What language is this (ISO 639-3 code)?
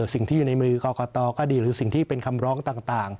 tha